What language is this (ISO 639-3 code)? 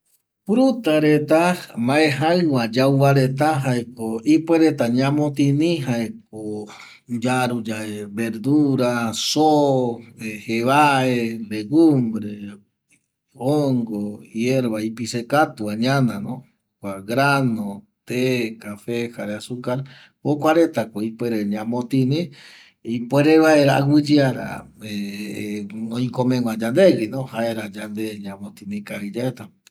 gui